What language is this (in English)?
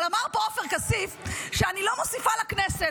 Hebrew